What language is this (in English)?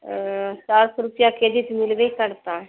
Urdu